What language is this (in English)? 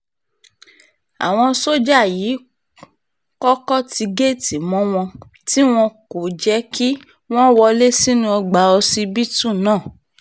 Yoruba